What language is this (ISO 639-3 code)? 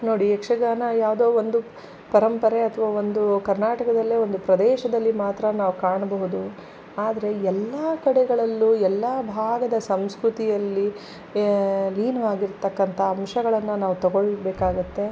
kan